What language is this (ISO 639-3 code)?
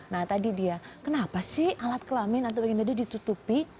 ind